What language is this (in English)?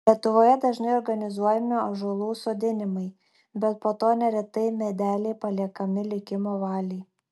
Lithuanian